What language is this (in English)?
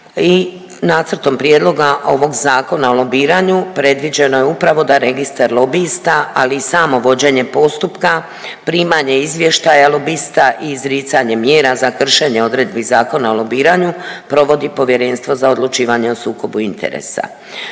Croatian